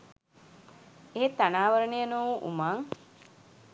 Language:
Sinhala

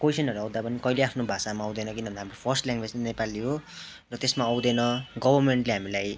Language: Nepali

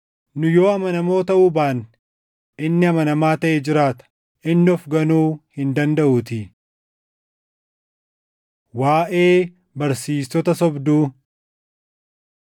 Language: Oromo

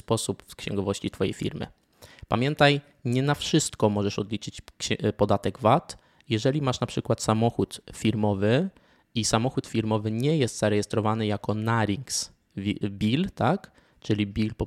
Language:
Polish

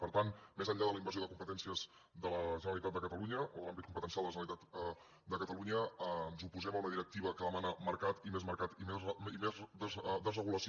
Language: Catalan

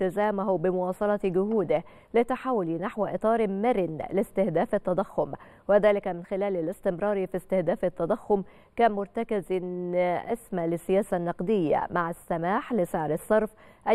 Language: Arabic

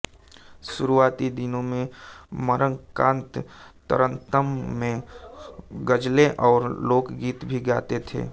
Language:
Hindi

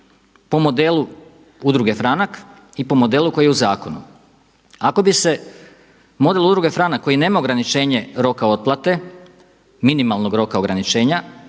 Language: Croatian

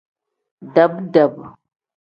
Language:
Tem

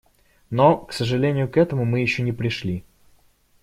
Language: Russian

